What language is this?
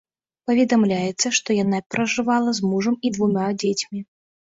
Belarusian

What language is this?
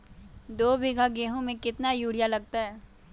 Magahi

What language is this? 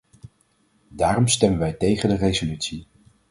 Dutch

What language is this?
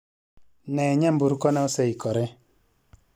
Luo (Kenya and Tanzania)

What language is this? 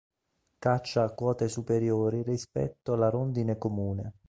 Italian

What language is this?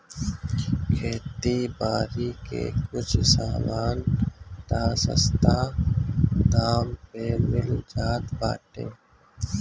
Bhojpuri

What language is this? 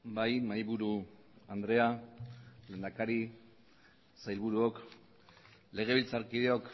Basque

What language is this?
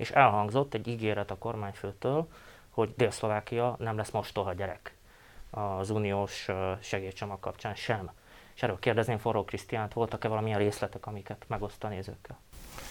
Hungarian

